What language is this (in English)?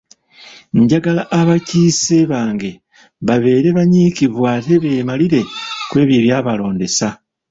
Ganda